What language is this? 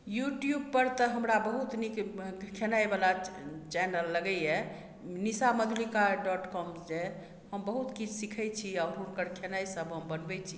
Maithili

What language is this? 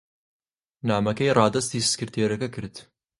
Central Kurdish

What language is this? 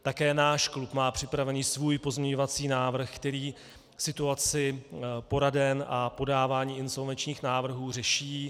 Czech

